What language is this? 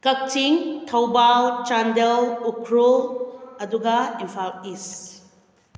Manipuri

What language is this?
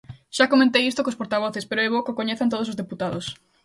Galician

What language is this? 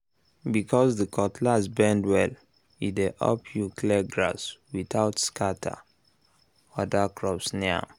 Nigerian Pidgin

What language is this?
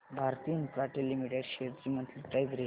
Marathi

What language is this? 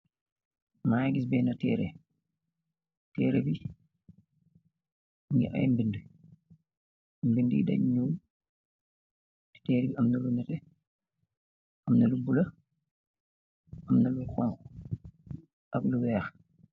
Wolof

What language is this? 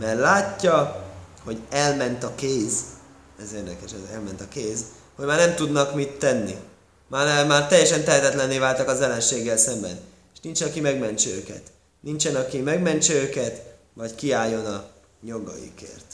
Hungarian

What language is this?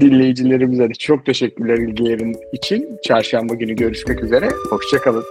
Turkish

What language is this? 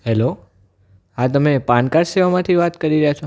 Gujarati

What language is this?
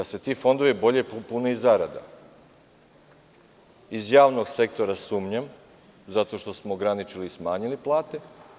Serbian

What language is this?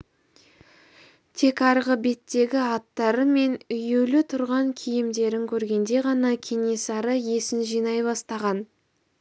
Kazakh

